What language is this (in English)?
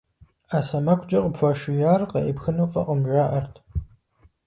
Kabardian